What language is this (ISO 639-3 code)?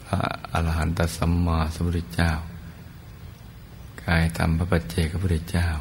tha